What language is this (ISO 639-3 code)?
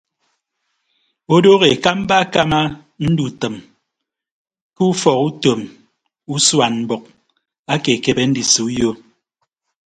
ibb